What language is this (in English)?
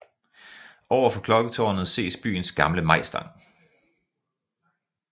Danish